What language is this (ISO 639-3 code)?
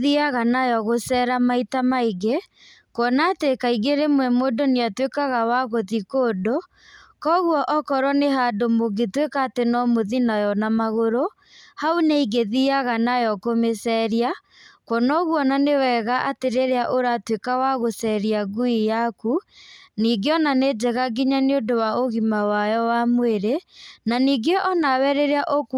kik